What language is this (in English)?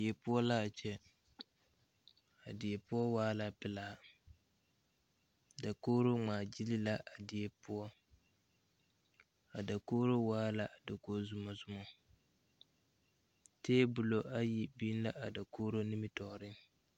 Southern Dagaare